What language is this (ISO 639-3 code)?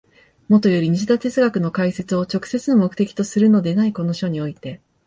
jpn